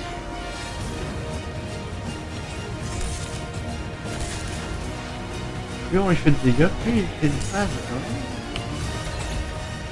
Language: French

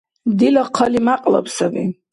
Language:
Dargwa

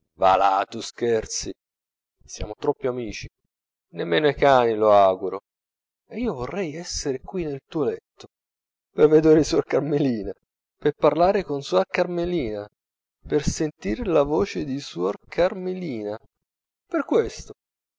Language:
Italian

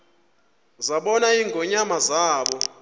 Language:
Xhosa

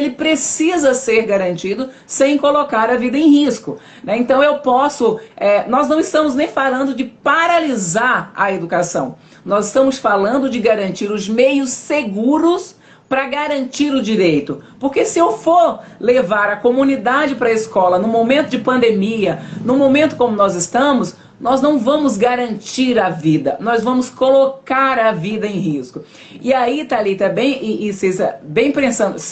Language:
Portuguese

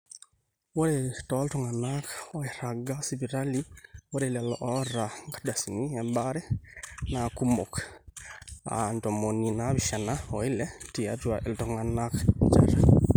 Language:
Masai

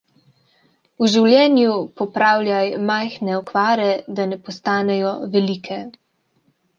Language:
Slovenian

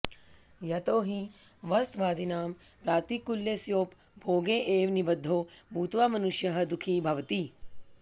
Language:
Sanskrit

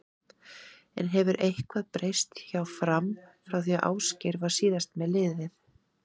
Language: Icelandic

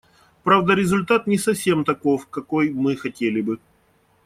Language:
Russian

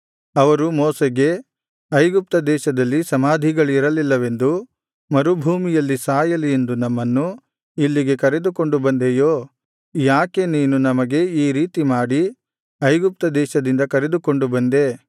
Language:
Kannada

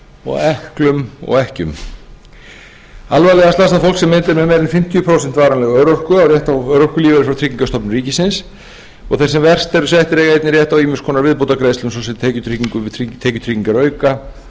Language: Icelandic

